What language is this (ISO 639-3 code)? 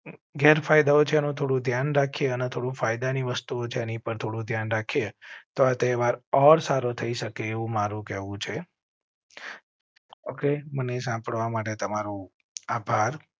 guj